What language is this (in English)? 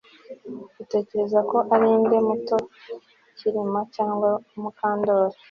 Kinyarwanda